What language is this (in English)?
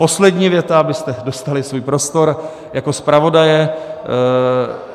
Czech